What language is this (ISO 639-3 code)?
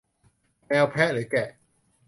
tha